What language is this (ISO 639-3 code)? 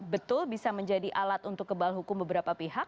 ind